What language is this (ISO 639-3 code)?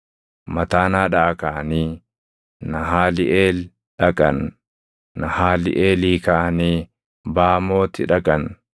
orm